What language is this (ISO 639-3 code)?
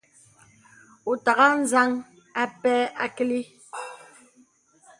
beb